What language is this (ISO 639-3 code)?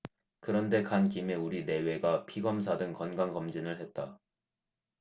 kor